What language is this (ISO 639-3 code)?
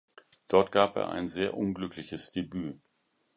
deu